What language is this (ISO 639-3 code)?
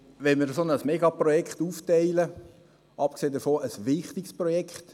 gsw